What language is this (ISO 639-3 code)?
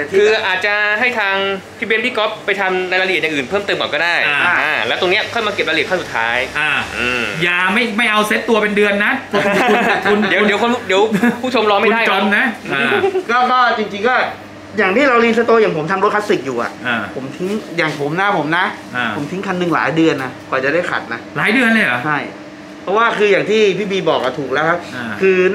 tha